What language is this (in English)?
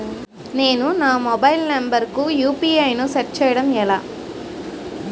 Telugu